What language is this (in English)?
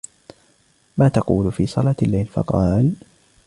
Arabic